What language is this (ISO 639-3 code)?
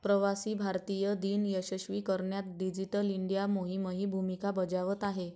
mar